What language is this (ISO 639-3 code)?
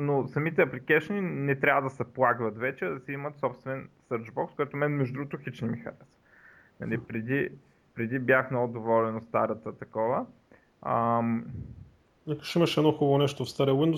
bul